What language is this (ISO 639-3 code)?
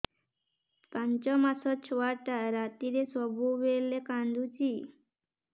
ori